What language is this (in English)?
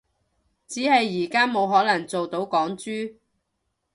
Cantonese